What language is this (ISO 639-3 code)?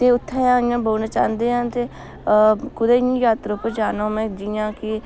doi